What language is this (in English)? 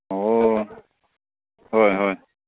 Manipuri